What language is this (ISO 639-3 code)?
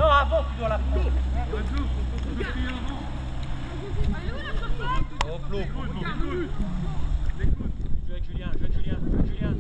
fra